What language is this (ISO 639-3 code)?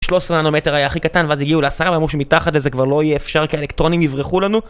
heb